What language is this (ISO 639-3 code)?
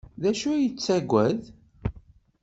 kab